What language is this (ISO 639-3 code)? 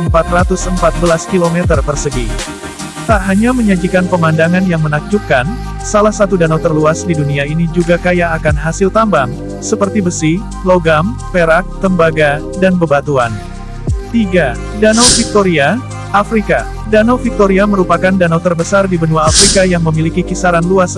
ind